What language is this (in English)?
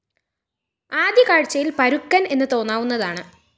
Malayalam